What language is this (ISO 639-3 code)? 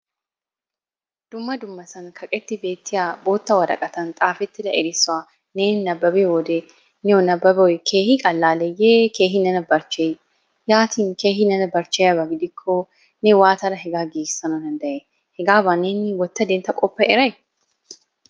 wal